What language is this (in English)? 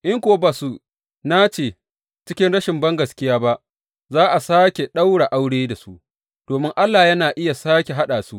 Hausa